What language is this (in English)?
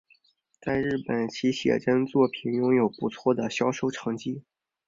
Chinese